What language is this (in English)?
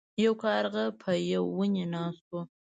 Pashto